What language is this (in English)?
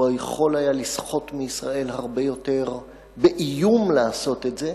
Hebrew